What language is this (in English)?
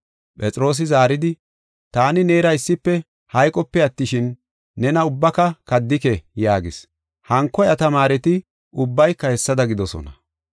Gofa